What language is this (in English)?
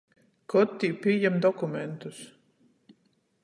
Latgalian